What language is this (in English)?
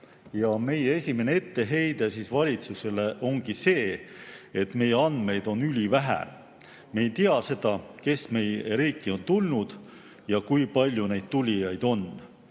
Estonian